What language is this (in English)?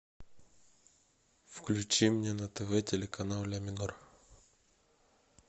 Russian